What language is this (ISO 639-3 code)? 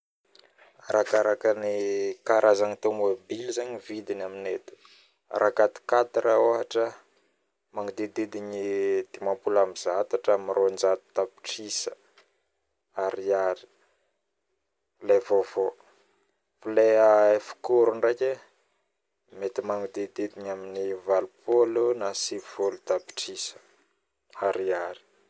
bmm